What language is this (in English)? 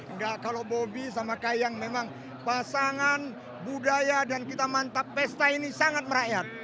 Indonesian